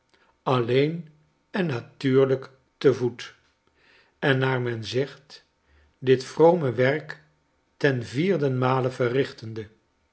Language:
Dutch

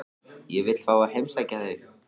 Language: Icelandic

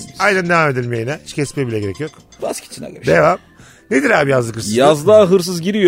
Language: Turkish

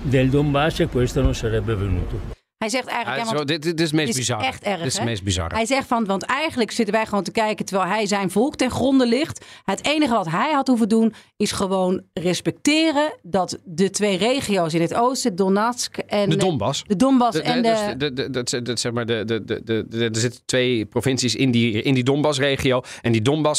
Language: Dutch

